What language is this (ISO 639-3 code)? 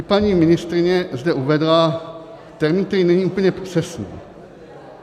ces